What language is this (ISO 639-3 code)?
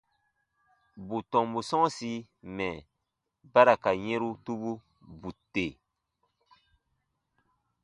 bba